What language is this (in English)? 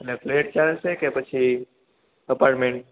Gujarati